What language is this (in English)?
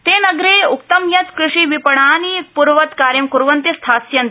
Sanskrit